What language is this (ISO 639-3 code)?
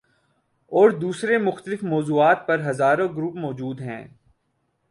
urd